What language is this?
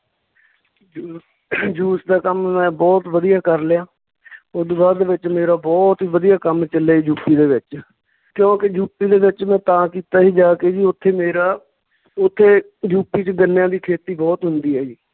Punjabi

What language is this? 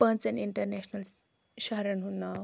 Kashmiri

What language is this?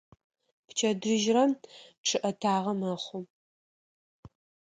Adyghe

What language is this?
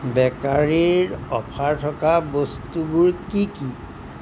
Assamese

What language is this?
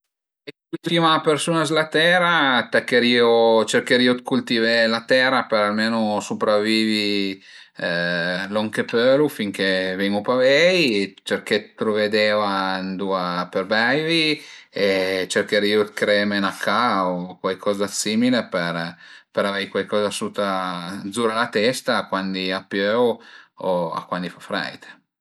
Piedmontese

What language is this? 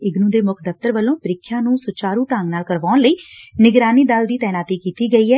Punjabi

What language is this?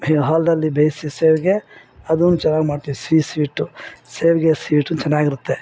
Kannada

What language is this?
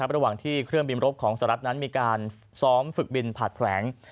Thai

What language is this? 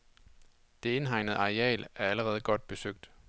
Danish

